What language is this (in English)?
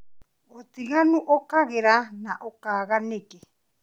Kikuyu